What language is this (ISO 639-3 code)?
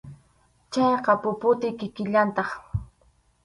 qxu